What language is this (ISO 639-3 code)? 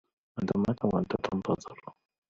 ara